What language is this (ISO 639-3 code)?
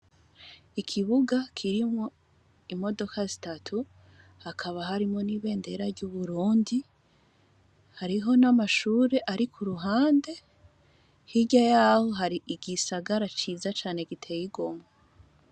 run